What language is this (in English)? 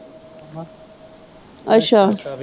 Punjabi